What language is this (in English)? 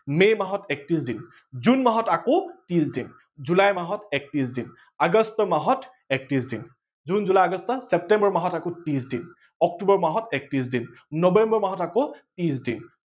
Assamese